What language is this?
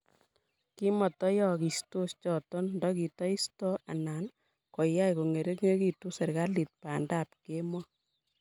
Kalenjin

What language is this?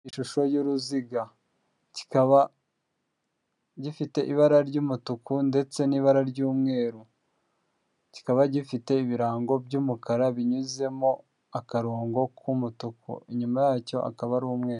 Kinyarwanda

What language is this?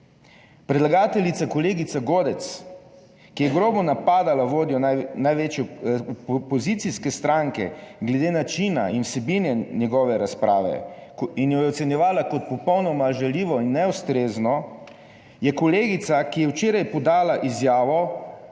Slovenian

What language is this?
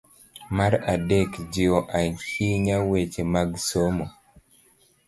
Luo (Kenya and Tanzania)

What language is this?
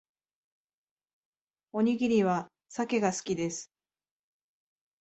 Japanese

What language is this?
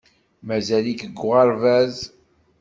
Kabyle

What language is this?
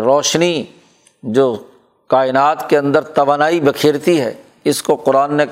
Urdu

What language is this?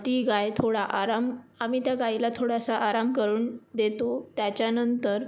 Marathi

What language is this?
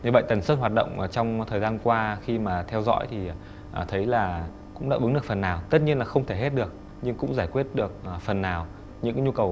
Vietnamese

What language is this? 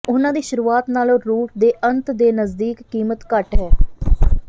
Punjabi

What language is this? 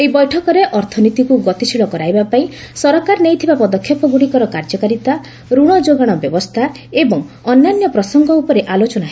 Odia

